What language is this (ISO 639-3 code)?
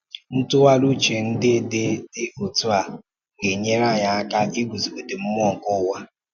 ibo